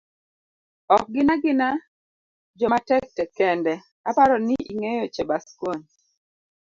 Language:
Luo (Kenya and Tanzania)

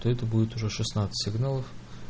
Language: Russian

